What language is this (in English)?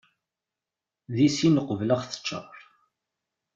Kabyle